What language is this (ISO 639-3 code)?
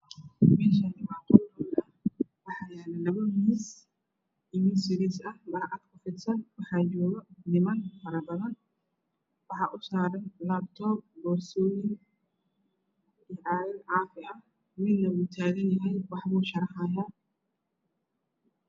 som